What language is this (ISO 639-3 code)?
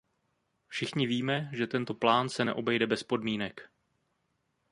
ces